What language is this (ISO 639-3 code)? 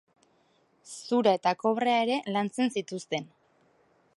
eus